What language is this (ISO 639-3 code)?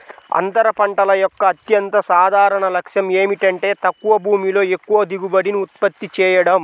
tel